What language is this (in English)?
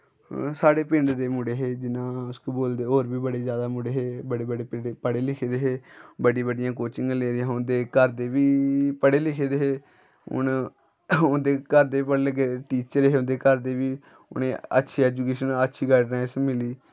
Dogri